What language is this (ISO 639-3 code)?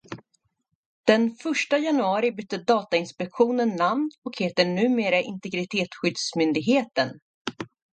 swe